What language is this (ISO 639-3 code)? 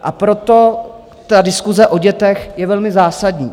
ces